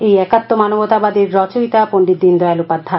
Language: Bangla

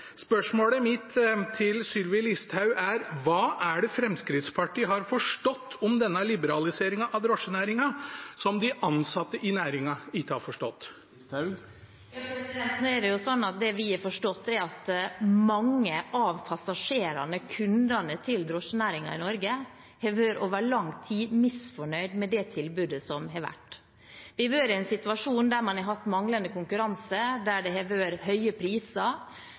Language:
Norwegian Bokmål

